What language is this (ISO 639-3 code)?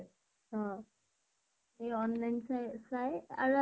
asm